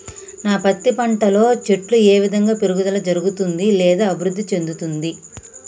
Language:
Telugu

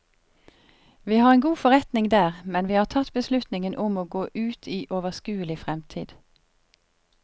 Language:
Norwegian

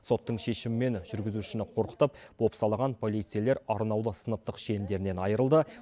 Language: Kazakh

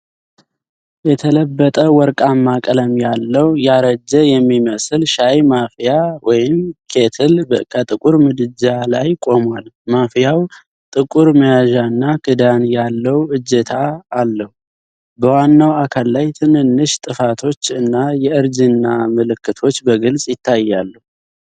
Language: Amharic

